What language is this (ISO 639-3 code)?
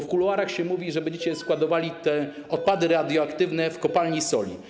pol